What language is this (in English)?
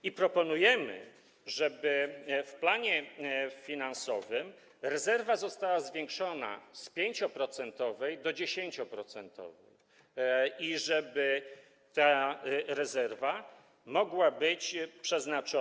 Polish